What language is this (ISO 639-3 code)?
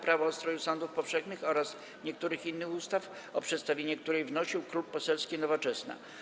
pol